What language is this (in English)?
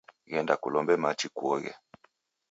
Taita